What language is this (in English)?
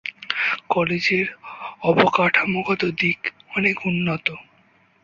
Bangla